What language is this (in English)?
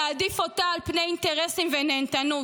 Hebrew